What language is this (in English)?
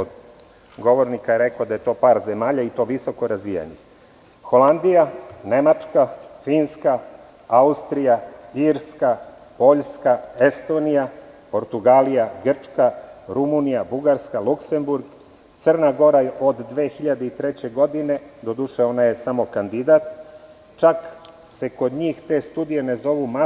Serbian